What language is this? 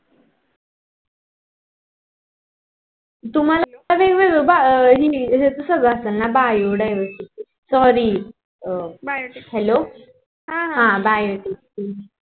Marathi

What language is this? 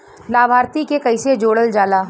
Bhojpuri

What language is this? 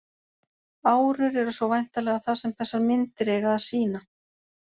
Icelandic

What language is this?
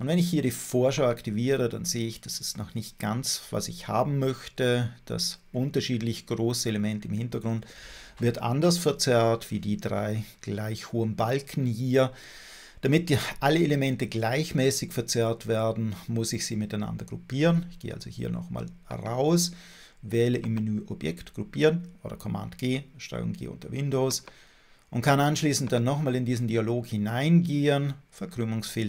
German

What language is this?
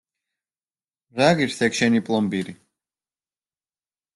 Georgian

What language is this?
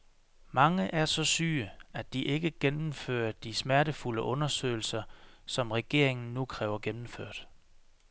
Danish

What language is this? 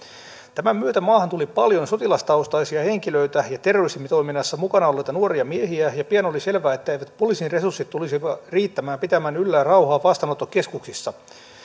Finnish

